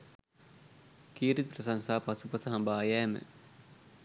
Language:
Sinhala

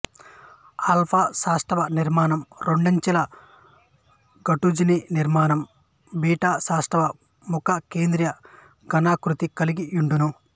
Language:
Telugu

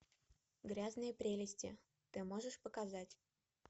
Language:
Russian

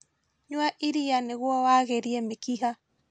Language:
Kikuyu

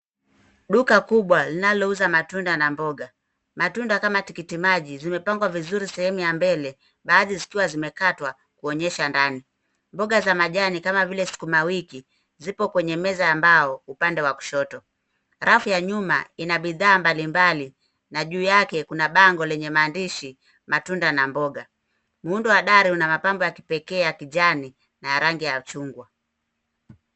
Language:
Swahili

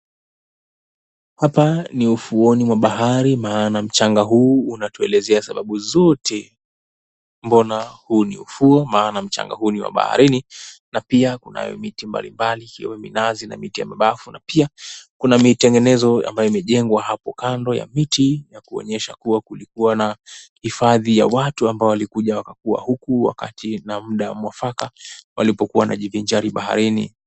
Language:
Swahili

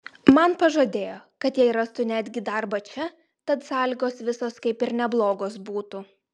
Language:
Lithuanian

